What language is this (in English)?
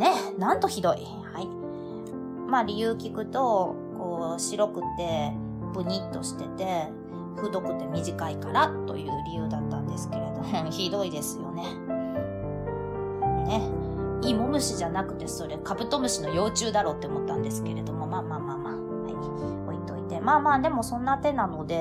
Japanese